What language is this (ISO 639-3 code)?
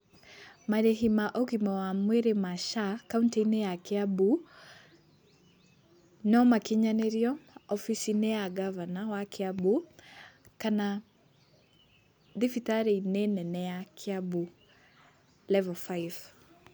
kik